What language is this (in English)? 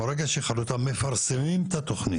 Hebrew